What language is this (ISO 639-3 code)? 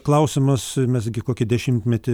lit